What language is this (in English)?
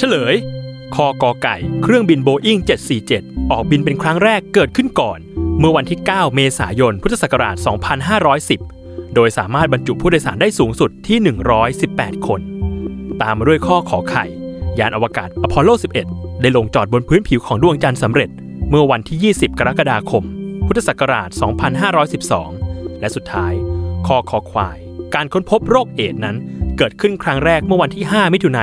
Thai